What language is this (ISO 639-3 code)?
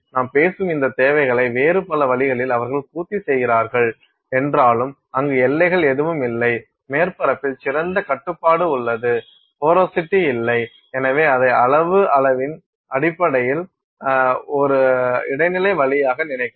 tam